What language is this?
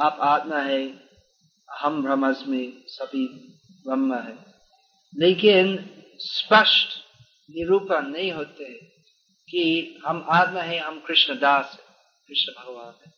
Hindi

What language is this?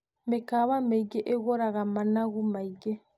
Kikuyu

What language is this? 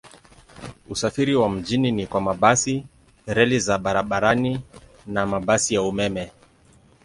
Swahili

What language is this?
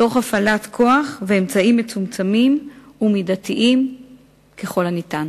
Hebrew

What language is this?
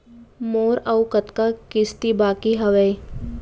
Chhattisgarhi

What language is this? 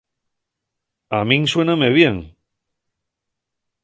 Asturian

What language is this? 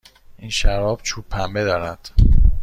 Persian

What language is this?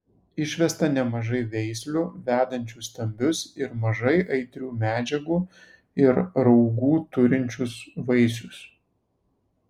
Lithuanian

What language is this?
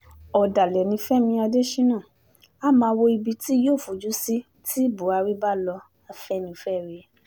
Yoruba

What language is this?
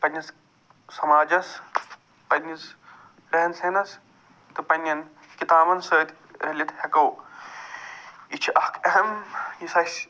Kashmiri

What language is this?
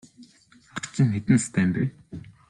Mongolian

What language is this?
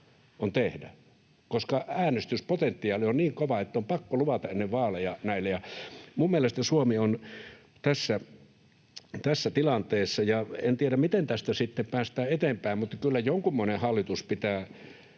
Finnish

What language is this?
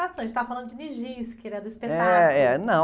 Portuguese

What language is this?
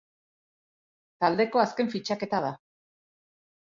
Basque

